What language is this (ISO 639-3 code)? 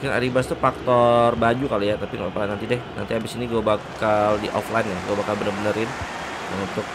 ind